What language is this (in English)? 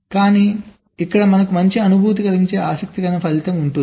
Telugu